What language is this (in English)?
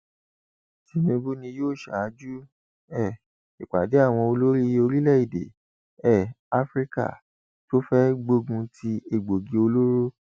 Yoruba